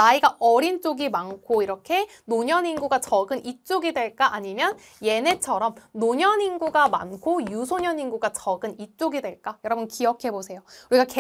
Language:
Korean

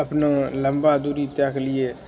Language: Maithili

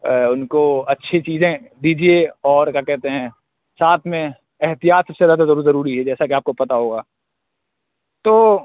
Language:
Urdu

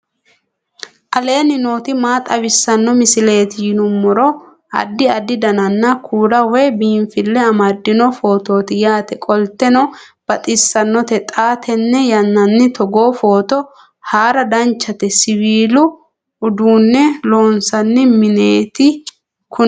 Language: Sidamo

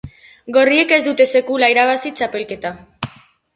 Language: Basque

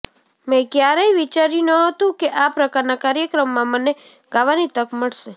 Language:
Gujarati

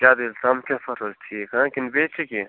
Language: Kashmiri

